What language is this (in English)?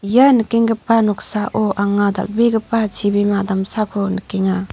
Garo